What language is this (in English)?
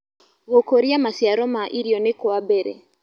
Kikuyu